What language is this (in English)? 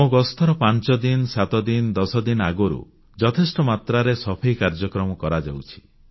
Odia